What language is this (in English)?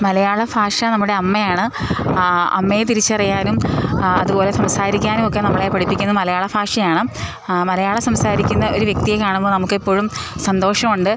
Malayalam